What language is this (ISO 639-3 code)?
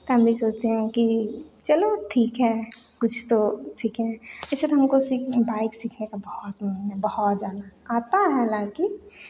hin